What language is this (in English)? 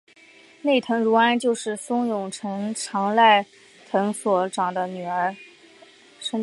Chinese